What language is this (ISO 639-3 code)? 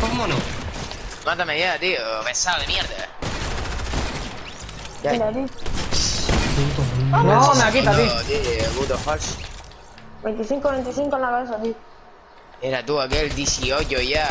spa